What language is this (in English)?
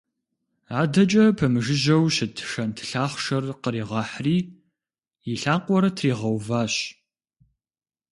Kabardian